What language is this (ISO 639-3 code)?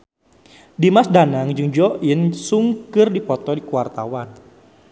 sun